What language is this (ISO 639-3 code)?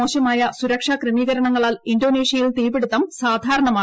mal